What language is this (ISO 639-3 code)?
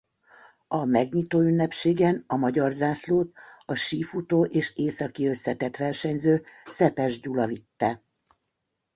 hun